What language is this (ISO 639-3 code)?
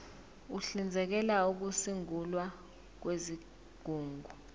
zul